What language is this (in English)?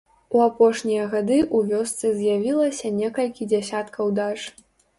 Belarusian